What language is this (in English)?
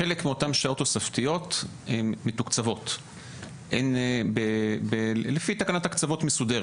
Hebrew